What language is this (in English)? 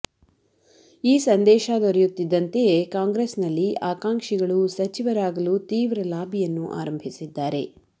Kannada